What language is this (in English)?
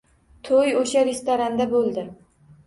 Uzbek